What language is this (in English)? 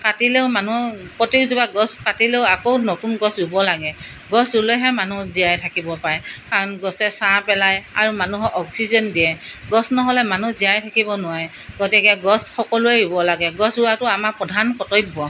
Assamese